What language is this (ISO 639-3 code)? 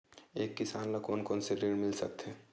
hne